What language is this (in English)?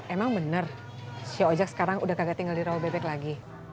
Indonesian